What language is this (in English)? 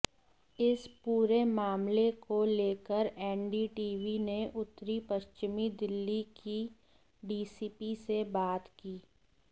Hindi